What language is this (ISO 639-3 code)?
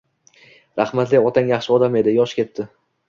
uzb